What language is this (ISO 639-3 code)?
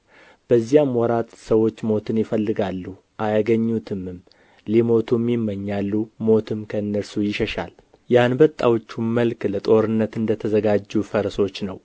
amh